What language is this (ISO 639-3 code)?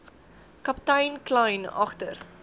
afr